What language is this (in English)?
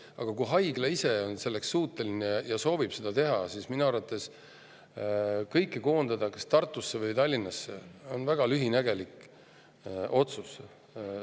Estonian